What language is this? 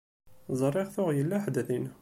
Kabyle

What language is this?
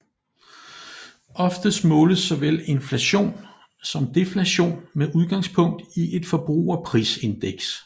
Danish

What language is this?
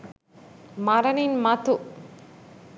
Sinhala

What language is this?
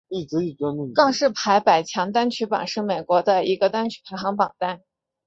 Chinese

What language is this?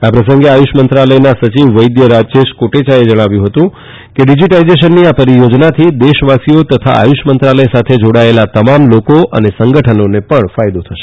Gujarati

